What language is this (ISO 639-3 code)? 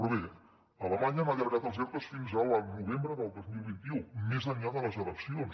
cat